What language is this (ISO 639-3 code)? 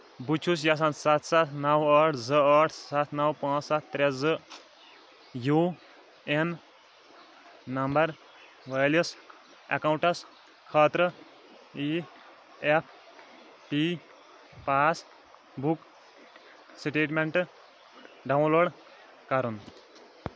kas